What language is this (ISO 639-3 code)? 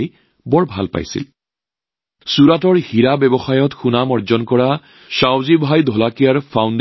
asm